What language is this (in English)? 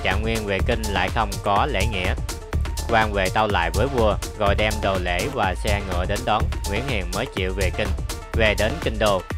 Vietnamese